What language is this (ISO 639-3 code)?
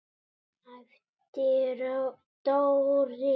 isl